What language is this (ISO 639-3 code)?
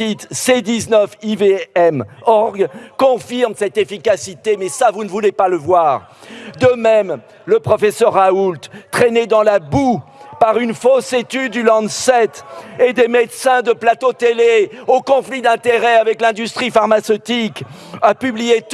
fra